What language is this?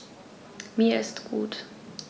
German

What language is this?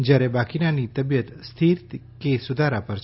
Gujarati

